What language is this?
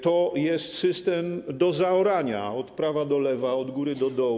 Polish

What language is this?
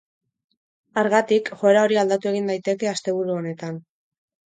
Basque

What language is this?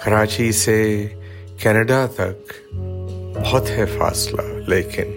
Urdu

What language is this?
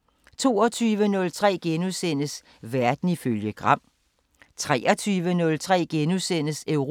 Danish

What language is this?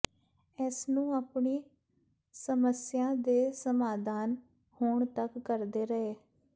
Punjabi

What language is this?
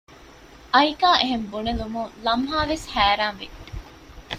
Divehi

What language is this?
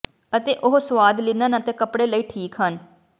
Punjabi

